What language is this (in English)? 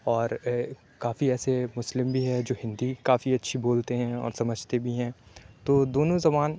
Urdu